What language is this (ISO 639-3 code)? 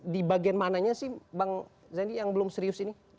ind